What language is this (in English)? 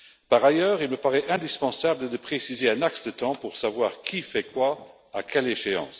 French